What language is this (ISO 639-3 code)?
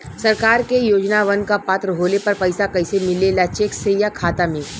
bho